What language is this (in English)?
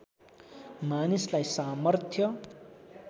Nepali